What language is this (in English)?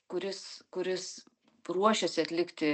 Lithuanian